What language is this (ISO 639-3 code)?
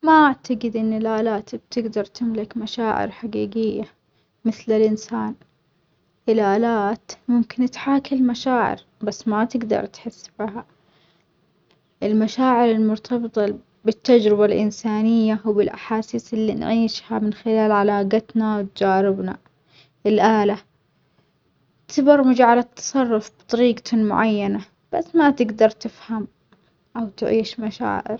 acx